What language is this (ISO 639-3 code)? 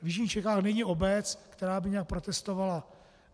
ces